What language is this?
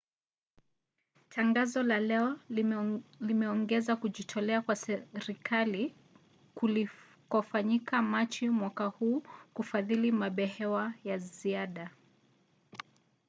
Swahili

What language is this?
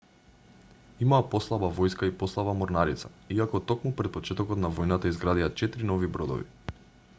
Macedonian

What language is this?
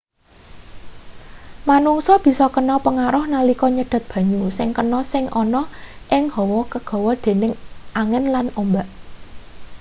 Javanese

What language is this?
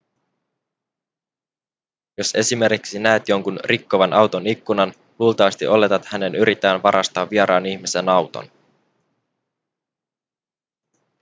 Finnish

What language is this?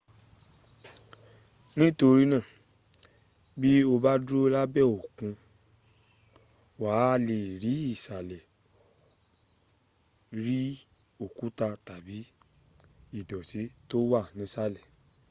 Yoruba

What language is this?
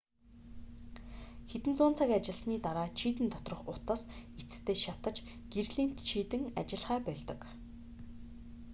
Mongolian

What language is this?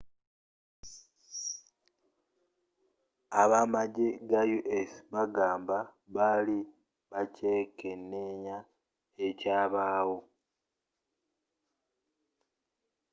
Ganda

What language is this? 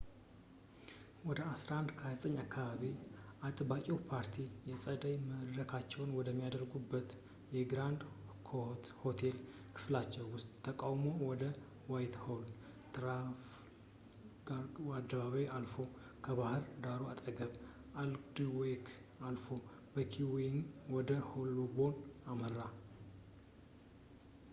Amharic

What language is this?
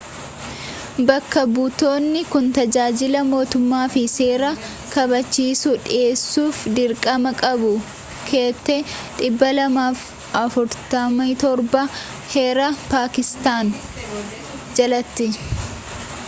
Oromo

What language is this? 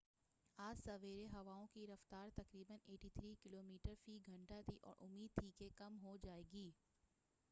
Urdu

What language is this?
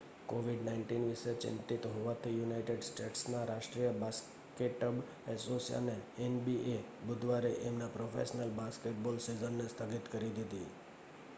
Gujarati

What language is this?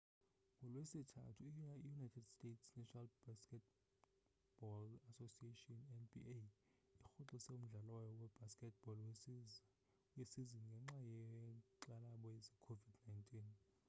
Xhosa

